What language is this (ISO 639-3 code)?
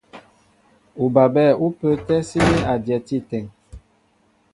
mbo